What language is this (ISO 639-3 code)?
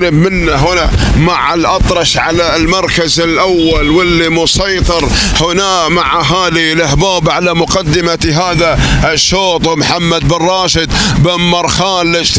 ara